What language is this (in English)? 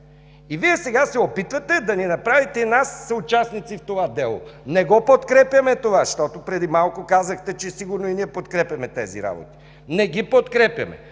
Bulgarian